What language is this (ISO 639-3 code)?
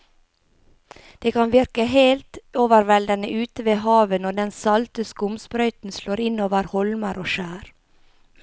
nor